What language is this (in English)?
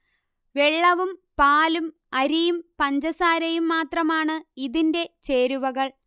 Malayalam